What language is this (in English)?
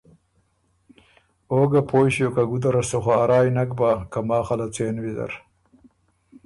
Ormuri